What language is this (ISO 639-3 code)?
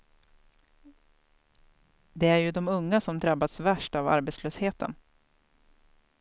swe